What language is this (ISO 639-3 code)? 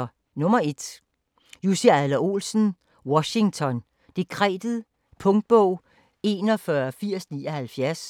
dan